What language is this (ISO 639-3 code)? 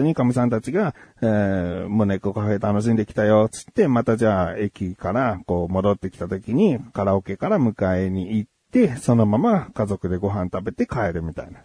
jpn